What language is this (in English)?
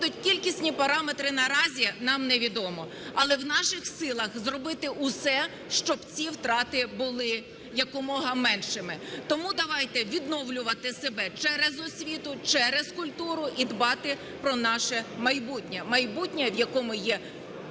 Ukrainian